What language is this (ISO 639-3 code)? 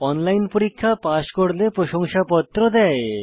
ben